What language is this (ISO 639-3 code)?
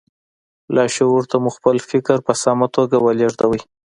pus